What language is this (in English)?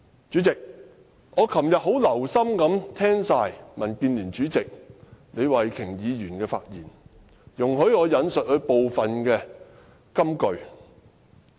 Cantonese